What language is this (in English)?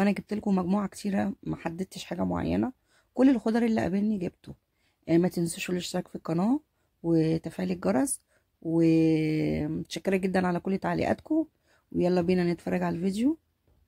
Arabic